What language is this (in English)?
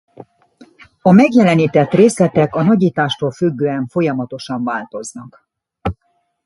Hungarian